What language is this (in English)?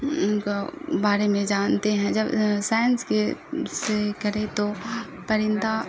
Urdu